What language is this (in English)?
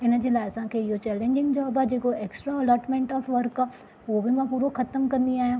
Sindhi